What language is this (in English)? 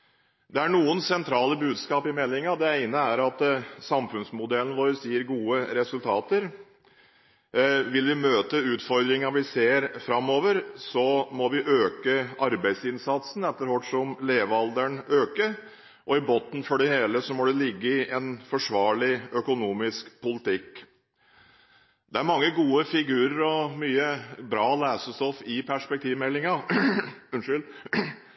Norwegian Bokmål